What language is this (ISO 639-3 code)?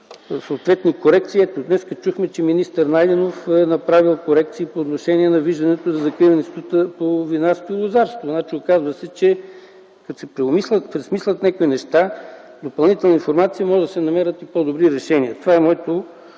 bul